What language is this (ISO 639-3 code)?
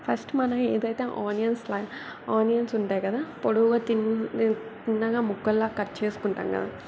tel